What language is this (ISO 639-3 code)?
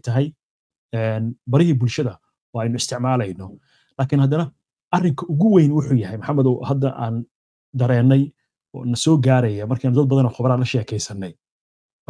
ara